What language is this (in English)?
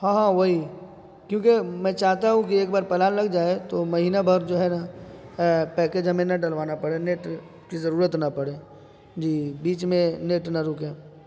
Urdu